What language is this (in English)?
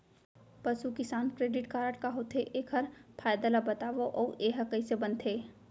Chhattisgarhi